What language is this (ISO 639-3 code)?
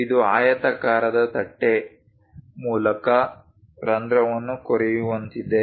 kan